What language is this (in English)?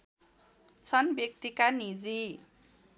Nepali